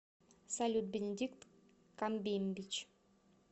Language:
Russian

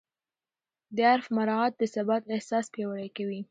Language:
Pashto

